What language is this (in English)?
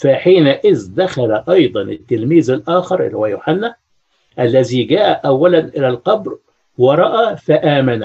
Arabic